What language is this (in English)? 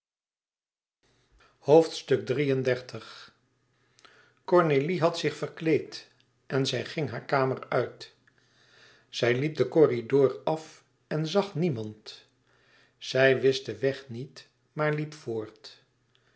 Dutch